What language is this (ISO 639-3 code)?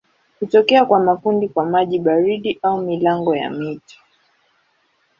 swa